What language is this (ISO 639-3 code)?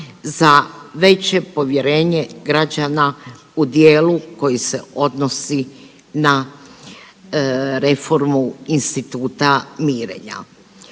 hrv